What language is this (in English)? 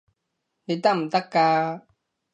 Cantonese